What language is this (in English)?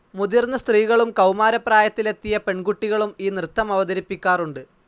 Malayalam